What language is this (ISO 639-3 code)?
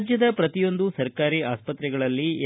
kan